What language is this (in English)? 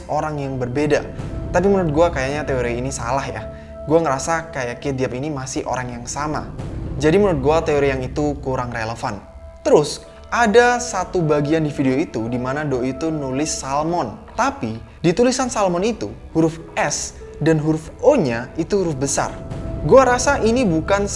Indonesian